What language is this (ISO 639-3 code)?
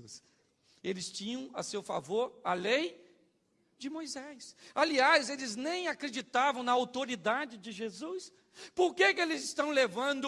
por